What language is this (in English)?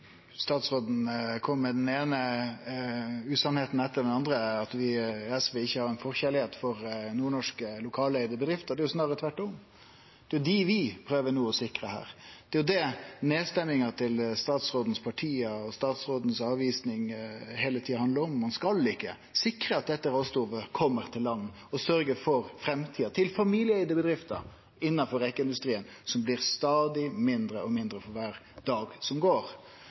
Norwegian Nynorsk